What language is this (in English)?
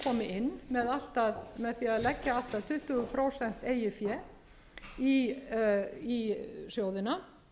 Icelandic